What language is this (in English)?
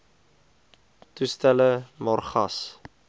Afrikaans